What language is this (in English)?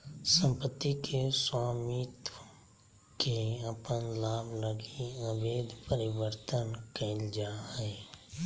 Magahi